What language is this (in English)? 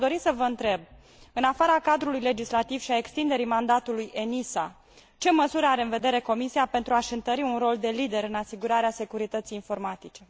Romanian